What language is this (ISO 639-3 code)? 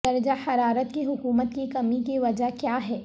urd